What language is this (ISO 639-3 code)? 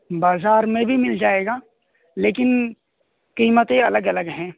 urd